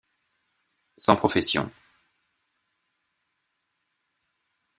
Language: French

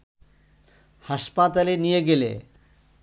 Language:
Bangla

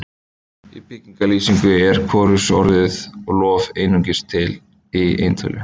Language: Icelandic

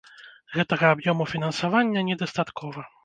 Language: Belarusian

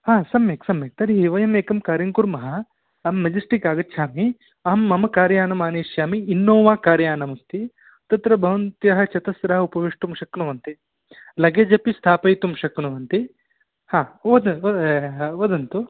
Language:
Sanskrit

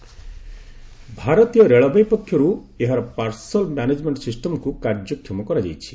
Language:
Odia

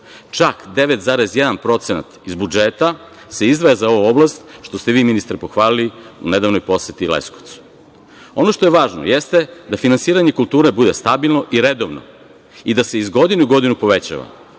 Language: Serbian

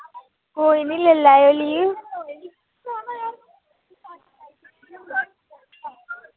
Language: Dogri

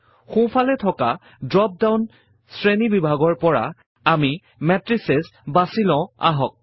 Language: Assamese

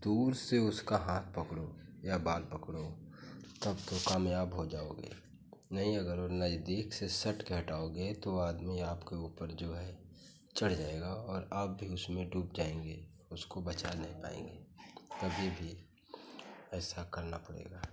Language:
Hindi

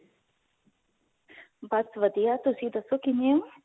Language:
Punjabi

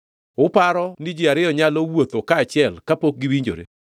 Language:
Luo (Kenya and Tanzania)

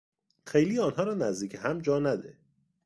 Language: Persian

